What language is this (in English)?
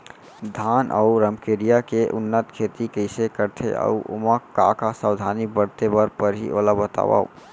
Chhattisgarhi